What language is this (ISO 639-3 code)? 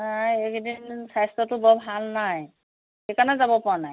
asm